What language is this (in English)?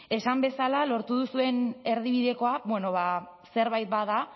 Basque